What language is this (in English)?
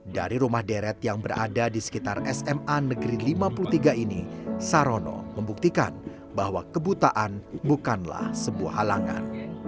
Indonesian